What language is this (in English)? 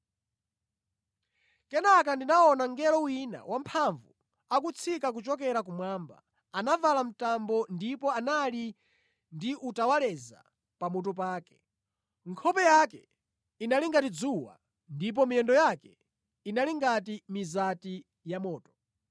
Nyanja